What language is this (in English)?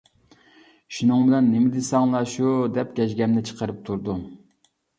Uyghur